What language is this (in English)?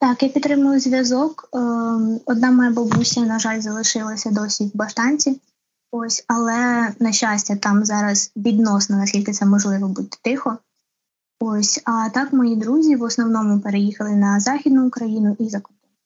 Ukrainian